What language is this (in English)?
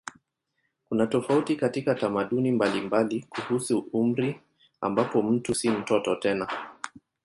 Swahili